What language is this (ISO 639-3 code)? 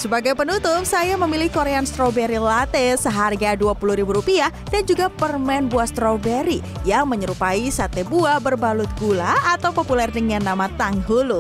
ind